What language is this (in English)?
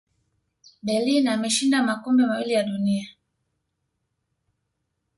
Swahili